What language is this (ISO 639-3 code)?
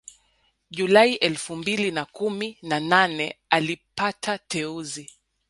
swa